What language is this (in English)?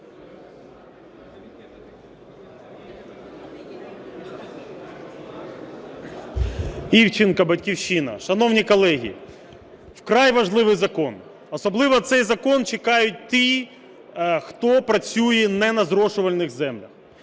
Ukrainian